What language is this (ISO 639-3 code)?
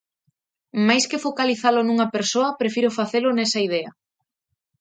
glg